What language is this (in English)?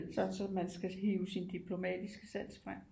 Danish